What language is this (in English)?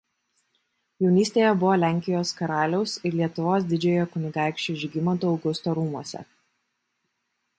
Lithuanian